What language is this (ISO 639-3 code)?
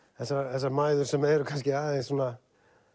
isl